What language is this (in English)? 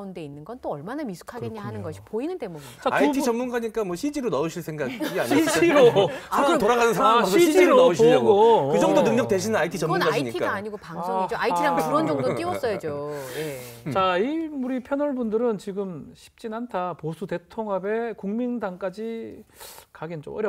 Korean